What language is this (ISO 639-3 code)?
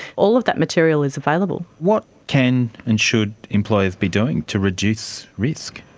eng